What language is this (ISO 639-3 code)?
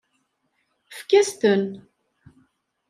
kab